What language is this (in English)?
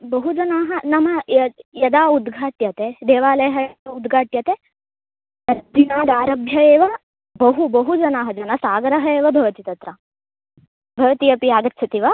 Sanskrit